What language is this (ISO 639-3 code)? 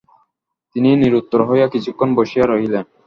ben